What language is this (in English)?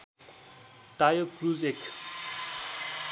Nepali